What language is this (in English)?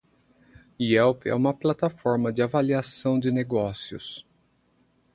Portuguese